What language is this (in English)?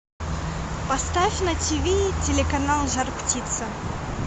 Russian